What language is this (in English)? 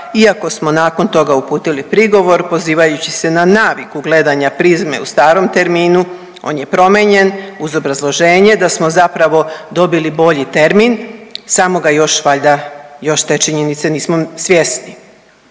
Croatian